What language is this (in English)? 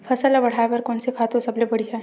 Chhattisgarhi